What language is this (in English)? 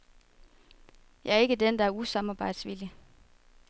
Danish